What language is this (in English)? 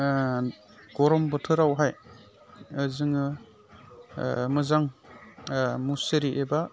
Bodo